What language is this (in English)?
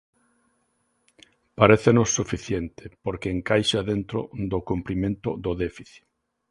Galician